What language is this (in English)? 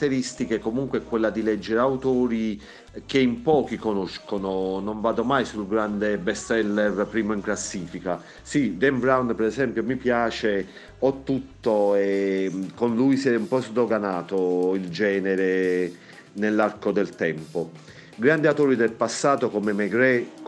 Italian